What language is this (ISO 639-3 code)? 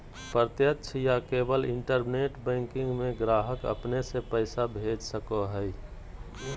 mag